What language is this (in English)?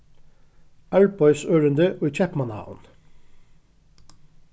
Faroese